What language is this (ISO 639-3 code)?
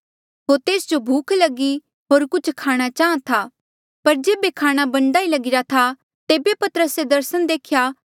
mjl